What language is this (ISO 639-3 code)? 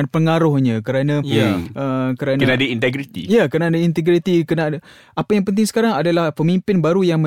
msa